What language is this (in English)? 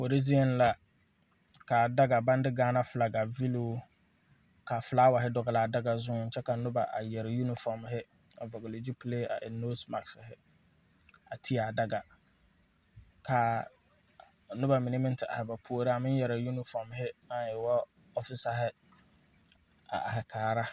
Southern Dagaare